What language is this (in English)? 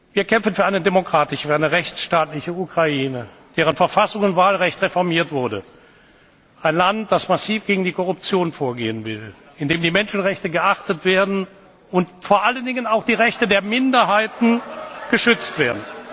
German